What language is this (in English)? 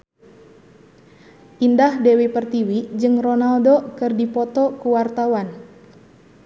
Sundanese